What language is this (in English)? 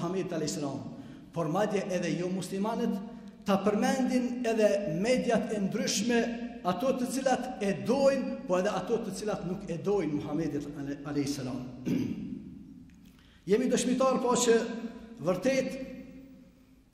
Arabic